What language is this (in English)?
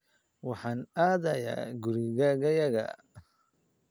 Somali